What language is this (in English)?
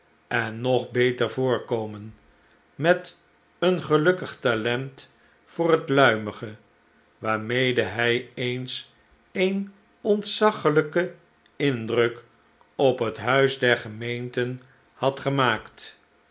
Dutch